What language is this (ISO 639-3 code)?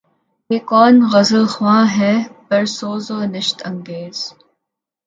urd